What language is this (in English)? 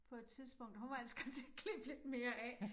Danish